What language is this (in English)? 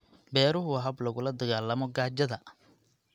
Somali